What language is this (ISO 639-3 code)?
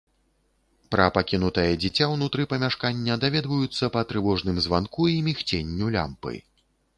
bel